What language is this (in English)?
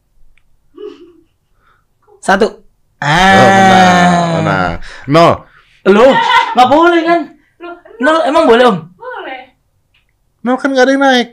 Indonesian